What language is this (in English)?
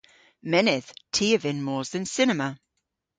Cornish